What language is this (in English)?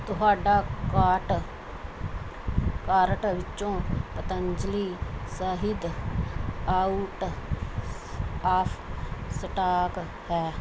Punjabi